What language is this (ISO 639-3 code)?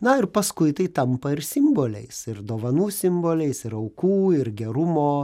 lit